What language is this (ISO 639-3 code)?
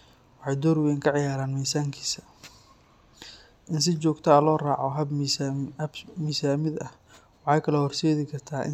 som